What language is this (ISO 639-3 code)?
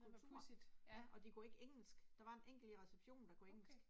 dan